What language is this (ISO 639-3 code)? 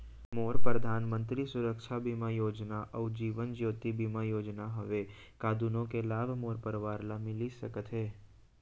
hne